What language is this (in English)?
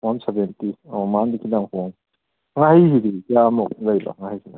Manipuri